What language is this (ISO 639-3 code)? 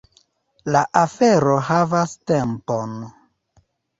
epo